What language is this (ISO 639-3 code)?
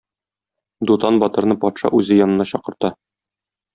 tat